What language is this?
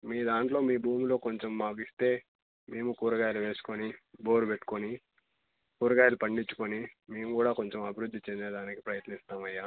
Telugu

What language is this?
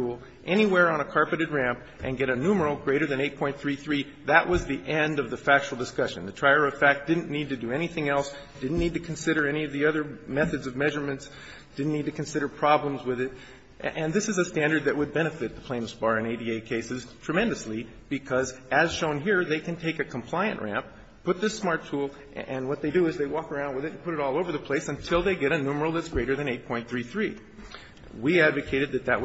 English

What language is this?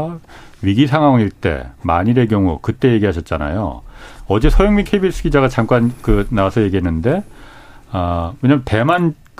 Korean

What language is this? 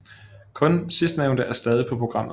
Danish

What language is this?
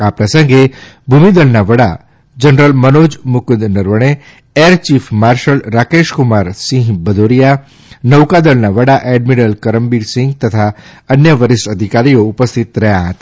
Gujarati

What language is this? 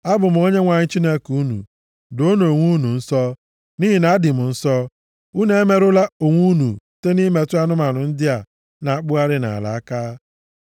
Igbo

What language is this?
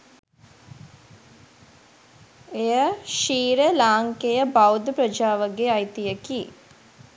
Sinhala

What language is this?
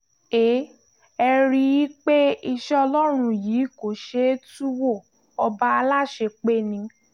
Yoruba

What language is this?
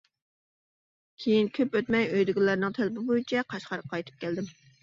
Uyghur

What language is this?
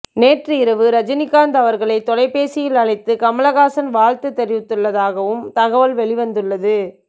Tamil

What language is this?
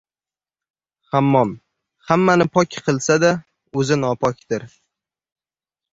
Uzbek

